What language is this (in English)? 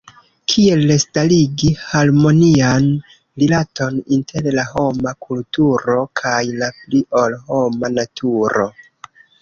Esperanto